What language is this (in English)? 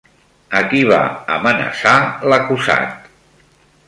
Catalan